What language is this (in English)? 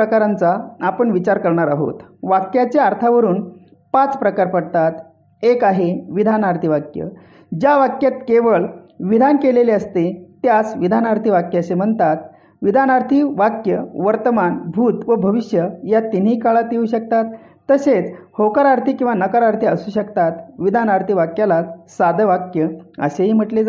Marathi